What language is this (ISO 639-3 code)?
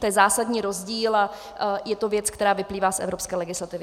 ces